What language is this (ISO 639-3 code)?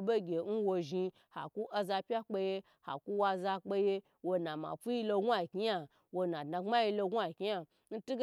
gbr